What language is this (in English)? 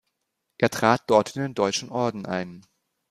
German